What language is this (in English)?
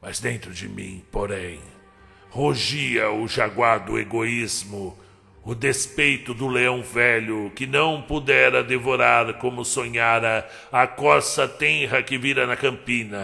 Portuguese